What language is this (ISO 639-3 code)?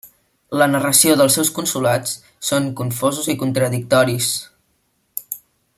cat